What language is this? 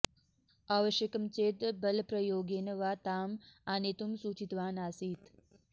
Sanskrit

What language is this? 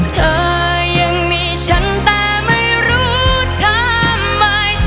Thai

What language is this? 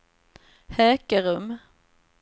Swedish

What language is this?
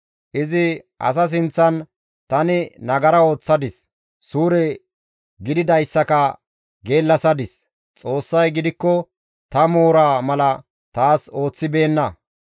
Gamo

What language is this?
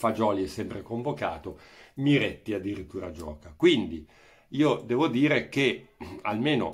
Italian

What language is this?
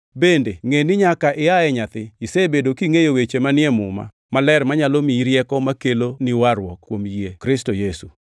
Luo (Kenya and Tanzania)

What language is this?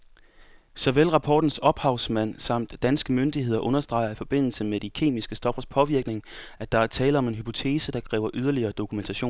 Danish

